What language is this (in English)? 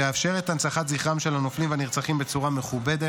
Hebrew